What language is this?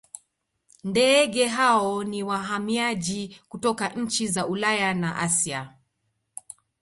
Swahili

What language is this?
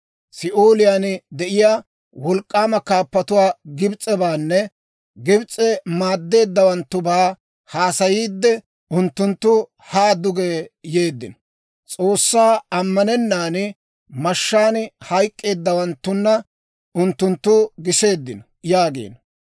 Dawro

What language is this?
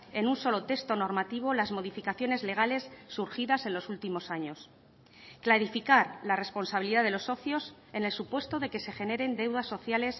Spanish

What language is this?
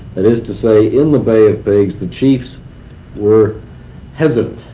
English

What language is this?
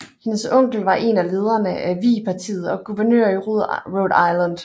Danish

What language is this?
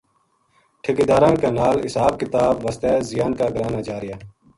Gujari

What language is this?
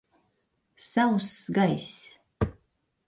Latvian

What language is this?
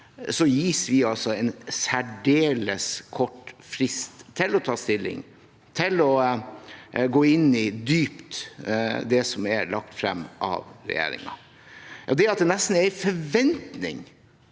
Norwegian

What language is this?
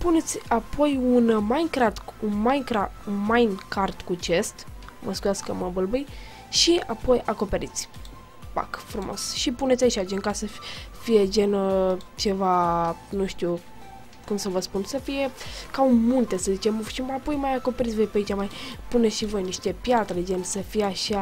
Romanian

